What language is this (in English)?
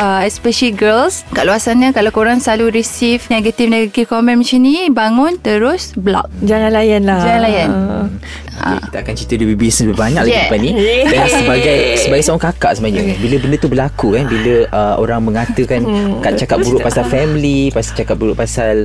Malay